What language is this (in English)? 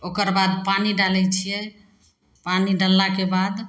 Maithili